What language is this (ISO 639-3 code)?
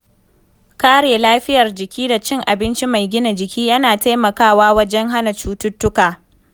hau